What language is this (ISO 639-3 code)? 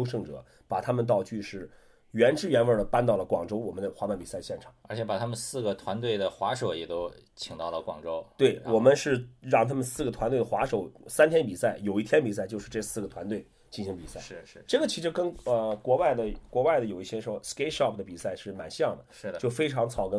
zho